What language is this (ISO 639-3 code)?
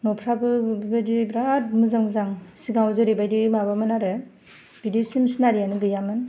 brx